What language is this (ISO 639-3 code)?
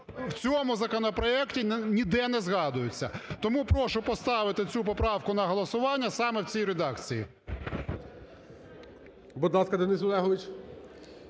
ukr